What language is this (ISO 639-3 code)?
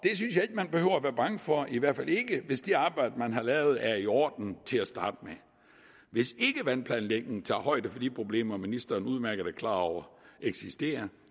dan